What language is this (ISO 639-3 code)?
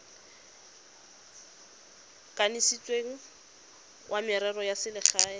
tsn